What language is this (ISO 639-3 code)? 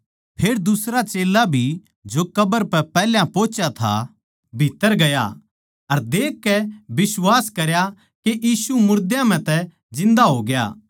bgc